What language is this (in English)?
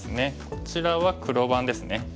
Japanese